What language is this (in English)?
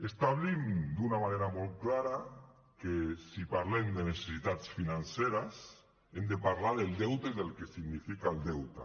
Catalan